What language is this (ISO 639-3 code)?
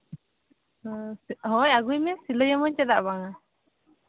sat